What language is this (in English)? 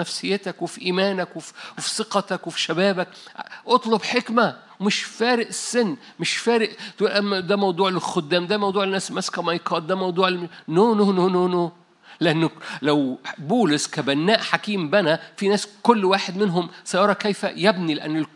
Arabic